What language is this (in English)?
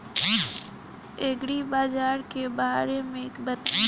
Bhojpuri